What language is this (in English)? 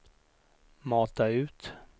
Swedish